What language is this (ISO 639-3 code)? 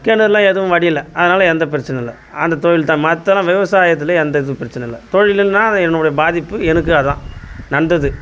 tam